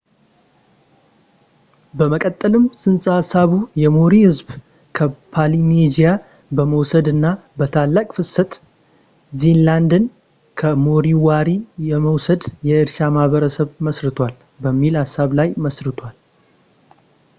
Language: Amharic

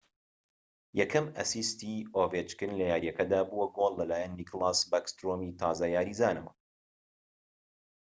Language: Central Kurdish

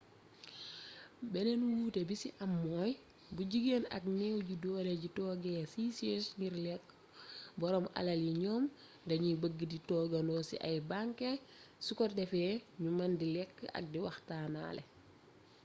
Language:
Wolof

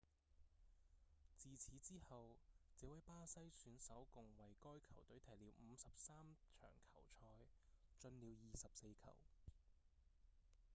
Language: Cantonese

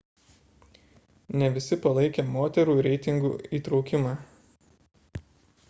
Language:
Lithuanian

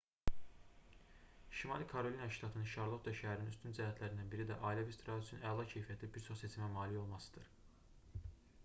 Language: Azerbaijani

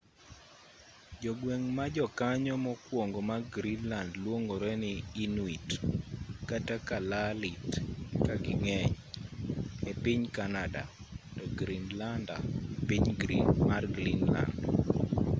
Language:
Luo (Kenya and Tanzania)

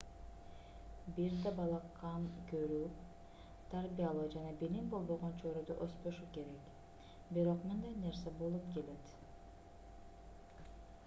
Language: Kyrgyz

